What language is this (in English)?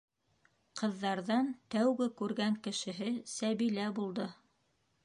Bashkir